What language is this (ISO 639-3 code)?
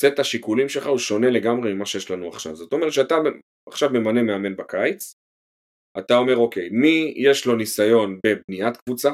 heb